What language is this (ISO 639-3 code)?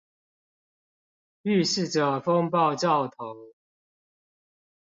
zho